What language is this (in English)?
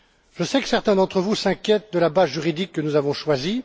French